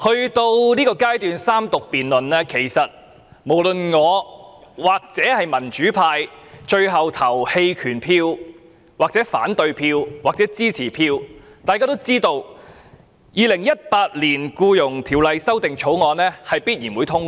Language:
Cantonese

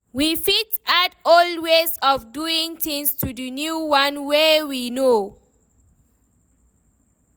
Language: Nigerian Pidgin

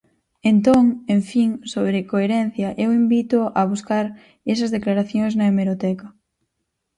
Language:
Galician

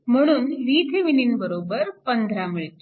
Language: Marathi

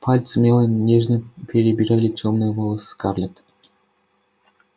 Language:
Russian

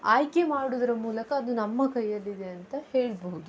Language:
Kannada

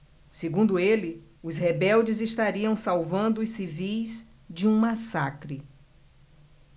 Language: Portuguese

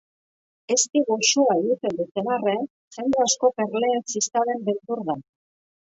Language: Basque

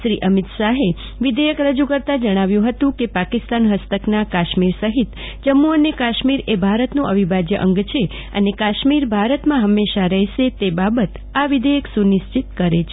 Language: Gujarati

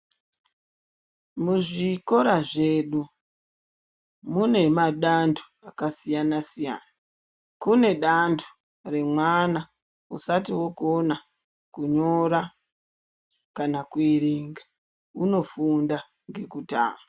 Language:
Ndau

